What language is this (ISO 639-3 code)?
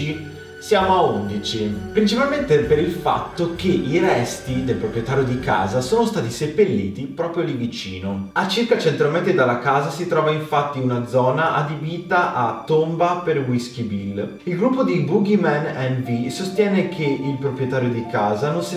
ita